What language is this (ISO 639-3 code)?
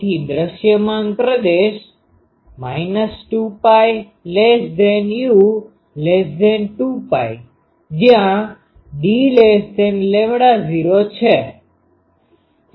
guj